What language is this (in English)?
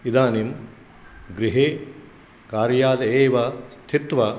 Sanskrit